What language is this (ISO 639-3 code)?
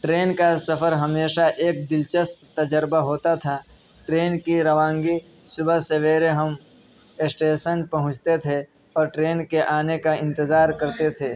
urd